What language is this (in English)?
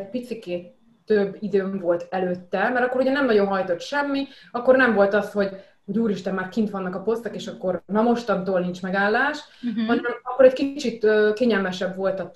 Hungarian